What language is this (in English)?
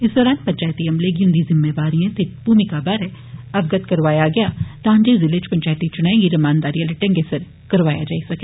Dogri